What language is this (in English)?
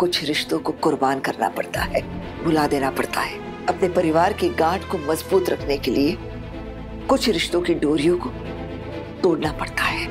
Hindi